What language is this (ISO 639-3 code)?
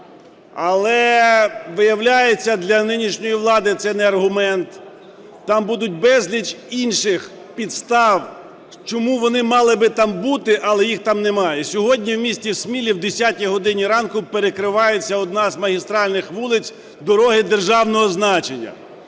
ukr